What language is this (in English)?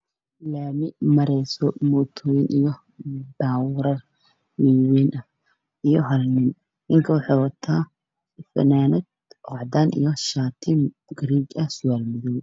Somali